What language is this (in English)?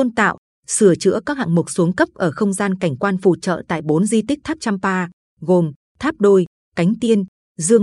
Vietnamese